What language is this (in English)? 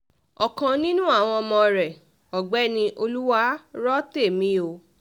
Yoruba